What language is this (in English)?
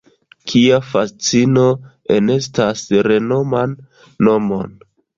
Esperanto